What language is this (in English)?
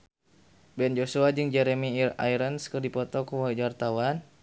Sundanese